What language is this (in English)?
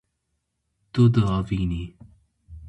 Kurdish